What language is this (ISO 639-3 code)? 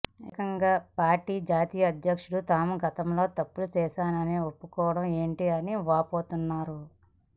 tel